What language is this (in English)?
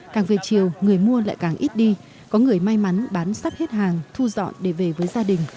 Vietnamese